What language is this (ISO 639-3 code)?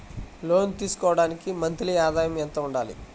tel